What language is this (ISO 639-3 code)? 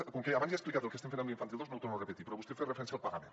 cat